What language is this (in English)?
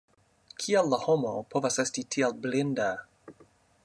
Esperanto